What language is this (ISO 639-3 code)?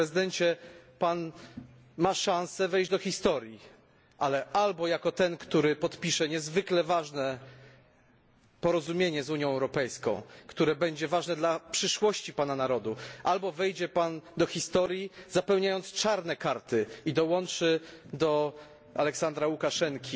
pol